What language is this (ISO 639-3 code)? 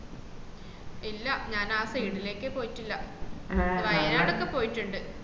mal